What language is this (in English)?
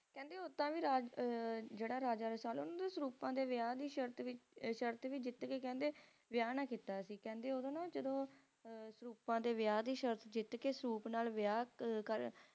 Punjabi